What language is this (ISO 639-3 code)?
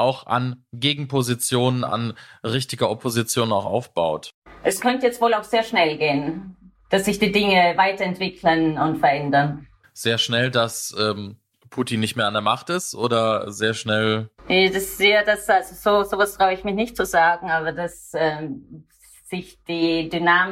deu